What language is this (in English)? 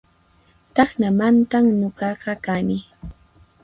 Puno Quechua